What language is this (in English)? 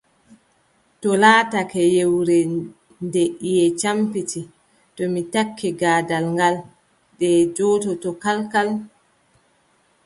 Adamawa Fulfulde